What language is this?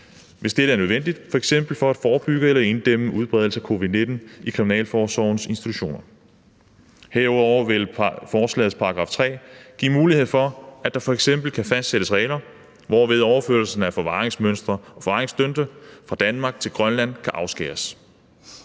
Danish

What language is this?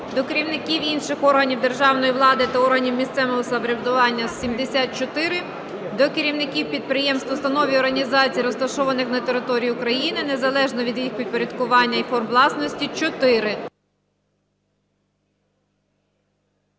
Ukrainian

